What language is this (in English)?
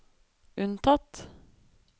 Norwegian